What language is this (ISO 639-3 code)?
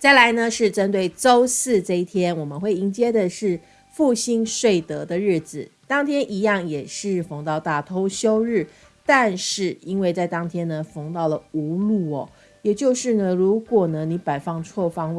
zho